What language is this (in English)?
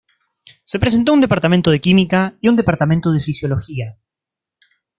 Spanish